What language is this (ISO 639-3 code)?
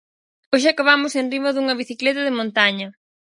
glg